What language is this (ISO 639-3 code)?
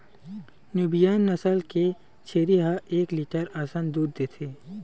hne